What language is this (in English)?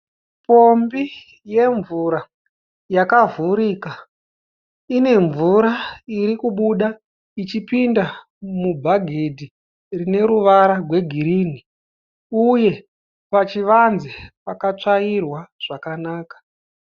Shona